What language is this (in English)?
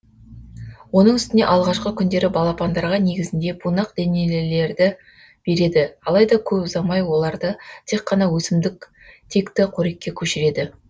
Kazakh